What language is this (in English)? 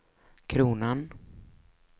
Swedish